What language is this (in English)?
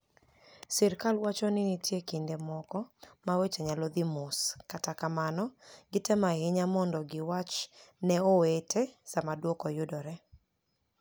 Luo (Kenya and Tanzania)